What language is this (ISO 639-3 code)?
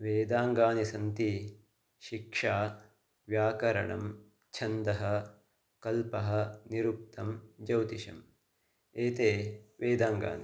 san